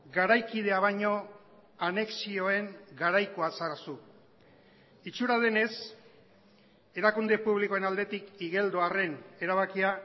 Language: Basque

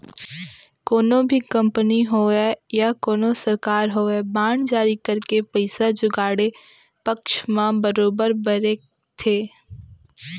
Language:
Chhattisgarhi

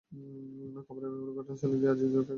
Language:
Bangla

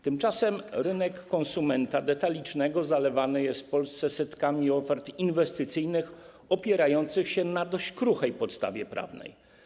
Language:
Polish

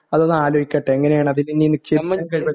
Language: Malayalam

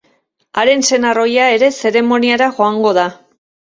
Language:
Basque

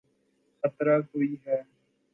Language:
Urdu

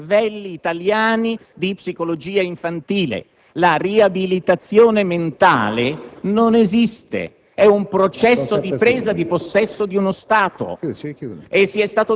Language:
Italian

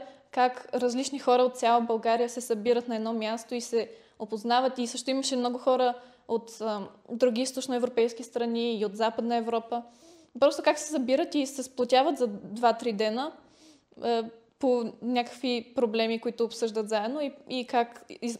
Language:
Bulgarian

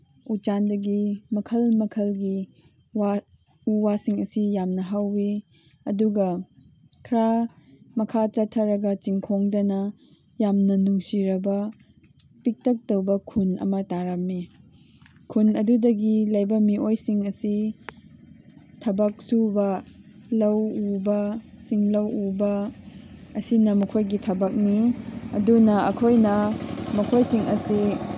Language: Manipuri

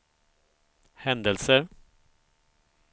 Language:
Swedish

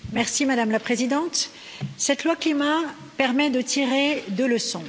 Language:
French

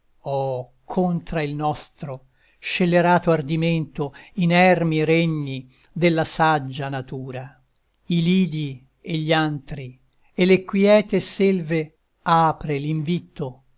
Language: Italian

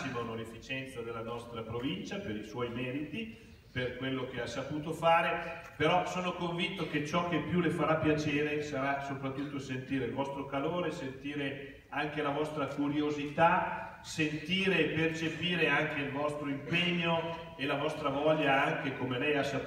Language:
Italian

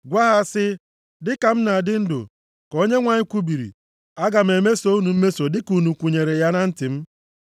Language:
Igbo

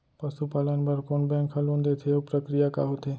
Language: Chhattisgarhi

